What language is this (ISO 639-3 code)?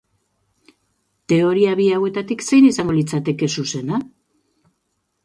eus